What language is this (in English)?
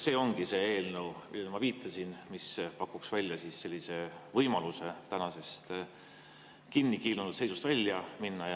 Estonian